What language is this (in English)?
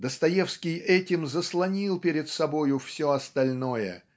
Russian